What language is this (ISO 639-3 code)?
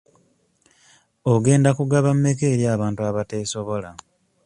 lug